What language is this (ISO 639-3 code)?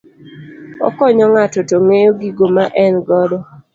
luo